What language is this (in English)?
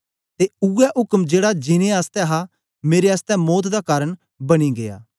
Dogri